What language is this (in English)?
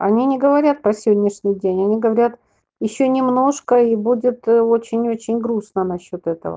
Russian